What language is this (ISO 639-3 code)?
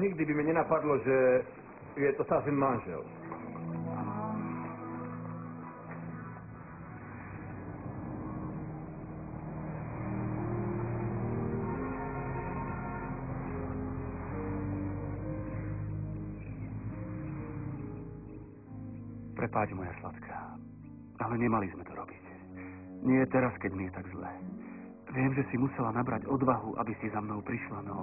slk